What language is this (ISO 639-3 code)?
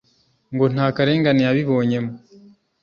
kin